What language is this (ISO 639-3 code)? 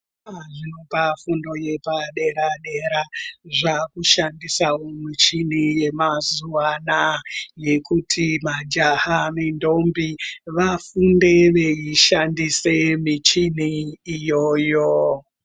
ndc